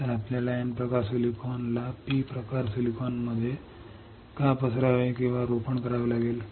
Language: Marathi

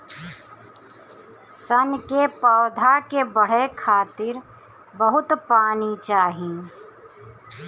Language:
Bhojpuri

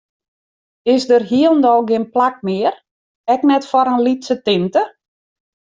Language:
Western Frisian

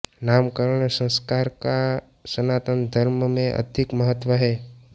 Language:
Hindi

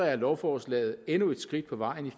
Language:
Danish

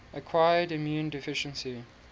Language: English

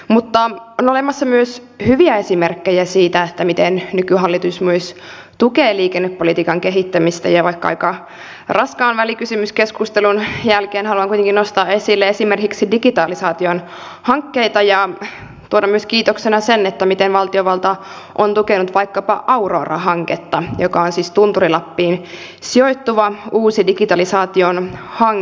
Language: Finnish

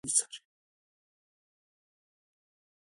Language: Pashto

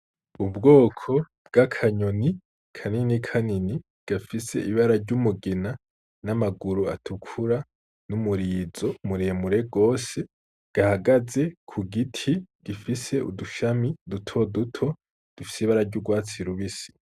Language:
Rundi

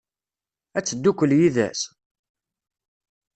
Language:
Kabyle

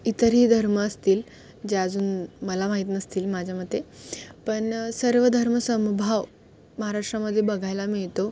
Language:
Marathi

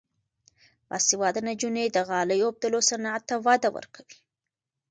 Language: Pashto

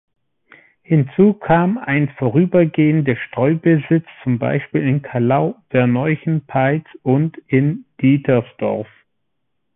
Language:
German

